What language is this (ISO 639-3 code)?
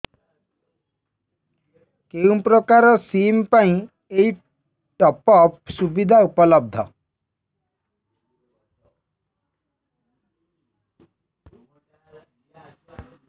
ori